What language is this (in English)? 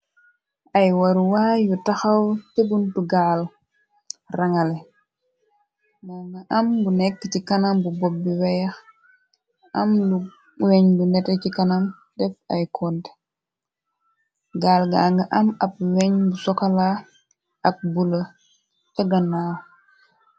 Wolof